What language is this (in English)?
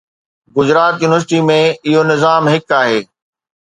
Sindhi